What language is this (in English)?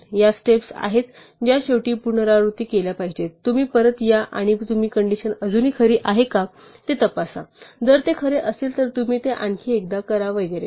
Marathi